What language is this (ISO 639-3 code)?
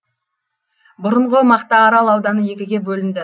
kaz